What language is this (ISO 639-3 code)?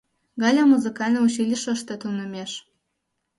chm